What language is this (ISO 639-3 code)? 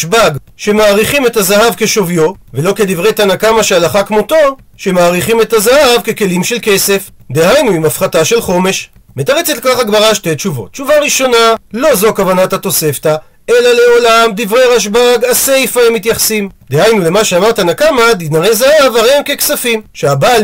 heb